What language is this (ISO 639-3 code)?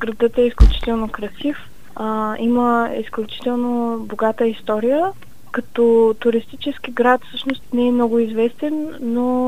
bul